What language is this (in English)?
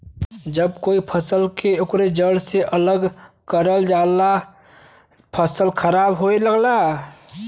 Bhojpuri